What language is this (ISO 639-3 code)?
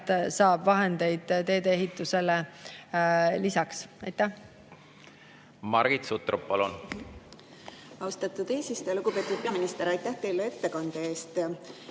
est